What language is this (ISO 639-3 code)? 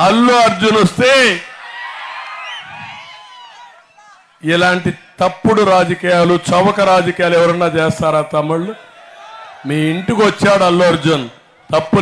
tel